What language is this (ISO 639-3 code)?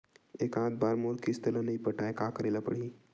hne